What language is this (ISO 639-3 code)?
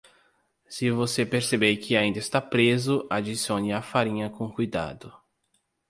por